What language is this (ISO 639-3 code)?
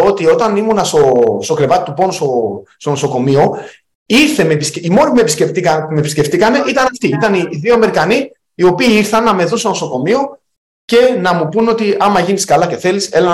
ell